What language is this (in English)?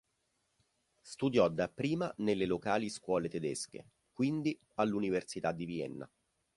Italian